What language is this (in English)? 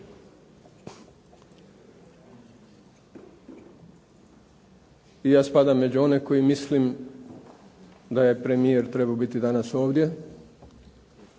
Croatian